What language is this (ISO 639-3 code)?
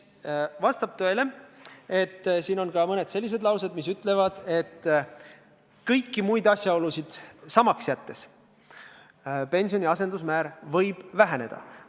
est